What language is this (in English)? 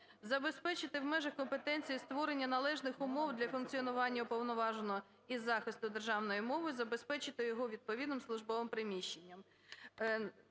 Ukrainian